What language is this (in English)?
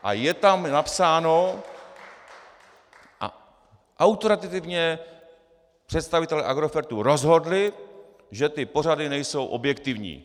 Czech